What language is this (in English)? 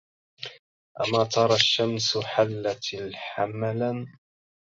Arabic